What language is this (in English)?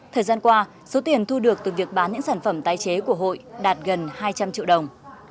Vietnamese